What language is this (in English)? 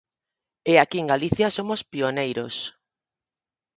Galician